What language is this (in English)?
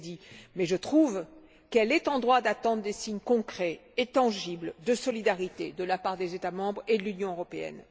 French